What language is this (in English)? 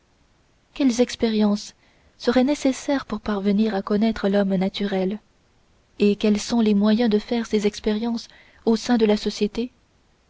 French